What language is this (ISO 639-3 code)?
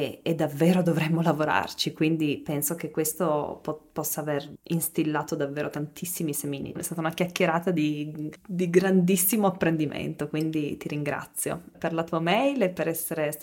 ita